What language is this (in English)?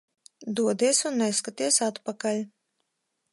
Latvian